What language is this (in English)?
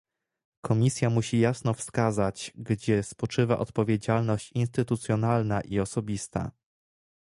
Polish